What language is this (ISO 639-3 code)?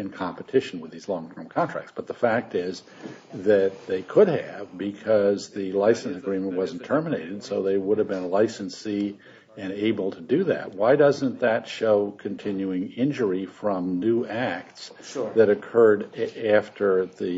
eng